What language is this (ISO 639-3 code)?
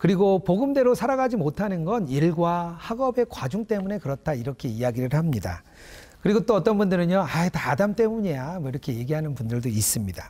kor